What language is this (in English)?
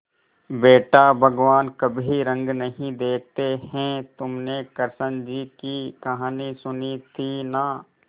Hindi